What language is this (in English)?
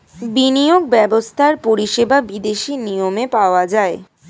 Bangla